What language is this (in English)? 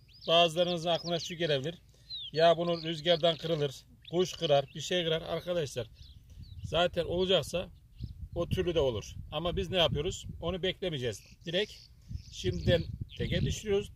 Turkish